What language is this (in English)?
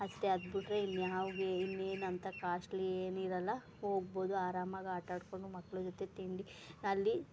Kannada